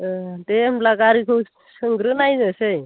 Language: Bodo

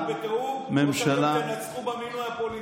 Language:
Hebrew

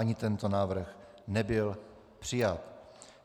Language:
Czech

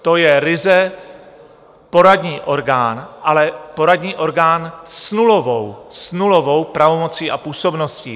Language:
Czech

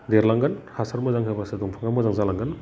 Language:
Bodo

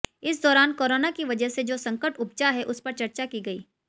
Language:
Hindi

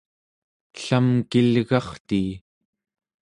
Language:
Central Yupik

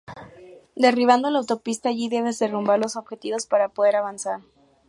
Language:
Spanish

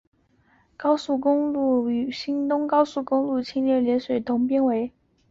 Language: Chinese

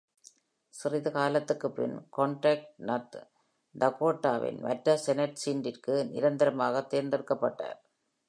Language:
Tamil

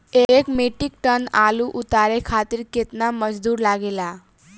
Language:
Bhojpuri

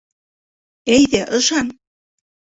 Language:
Bashkir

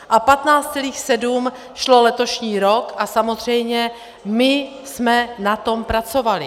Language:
Czech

